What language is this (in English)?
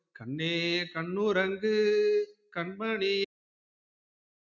Tamil